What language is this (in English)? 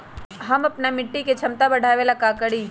Magahi